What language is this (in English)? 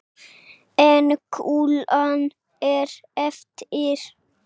Icelandic